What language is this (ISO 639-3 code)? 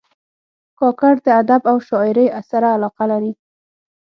pus